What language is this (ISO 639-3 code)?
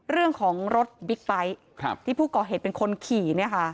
tha